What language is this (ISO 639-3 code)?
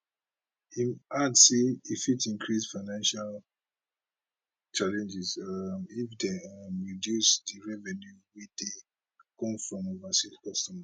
pcm